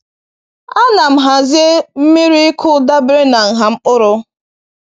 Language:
Igbo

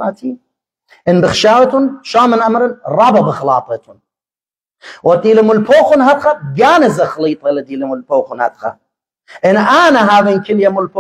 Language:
Arabic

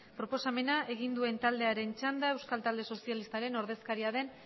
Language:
Basque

